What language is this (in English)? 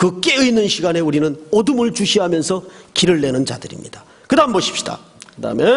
Korean